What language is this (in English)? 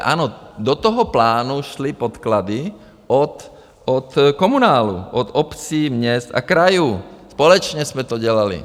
Czech